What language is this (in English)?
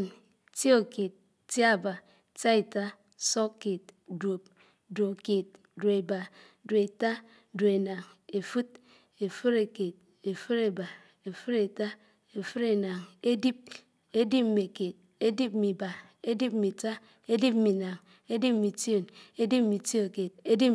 Anaang